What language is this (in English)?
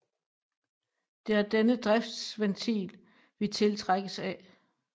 Danish